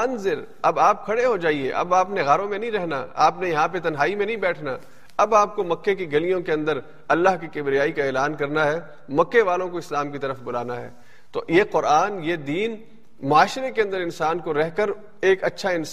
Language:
Urdu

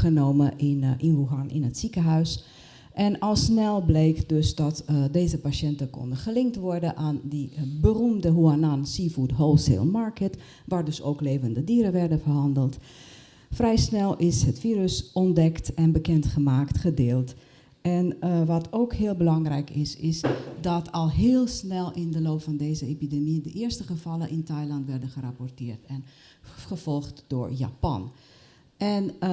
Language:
Dutch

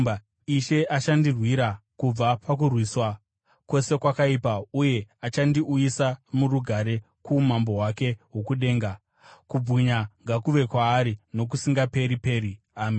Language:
Shona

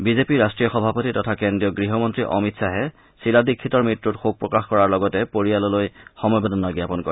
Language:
Assamese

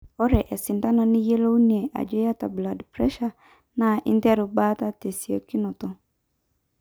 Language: Masai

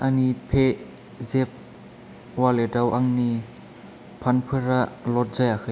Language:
Bodo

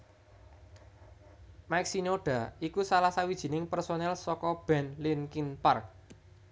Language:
Javanese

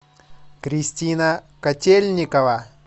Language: Russian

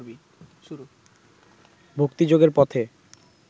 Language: Bangla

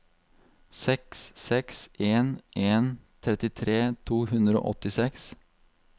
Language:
Norwegian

